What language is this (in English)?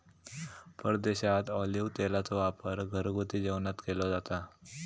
Marathi